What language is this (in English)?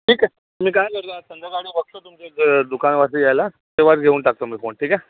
Marathi